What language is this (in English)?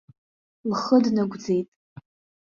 Abkhazian